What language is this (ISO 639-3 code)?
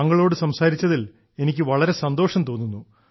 mal